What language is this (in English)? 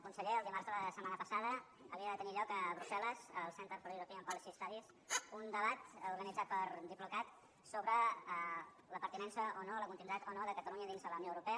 Catalan